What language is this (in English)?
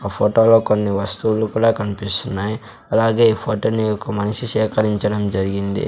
Telugu